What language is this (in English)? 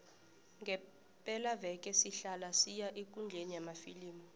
South Ndebele